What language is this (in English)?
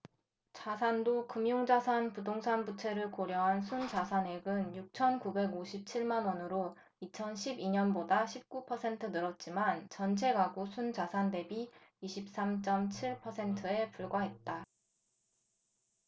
Korean